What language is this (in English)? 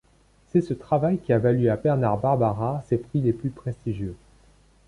French